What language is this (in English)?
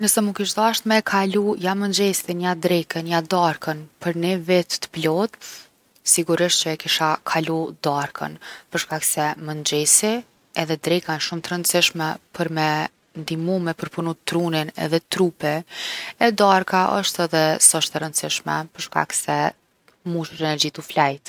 Gheg Albanian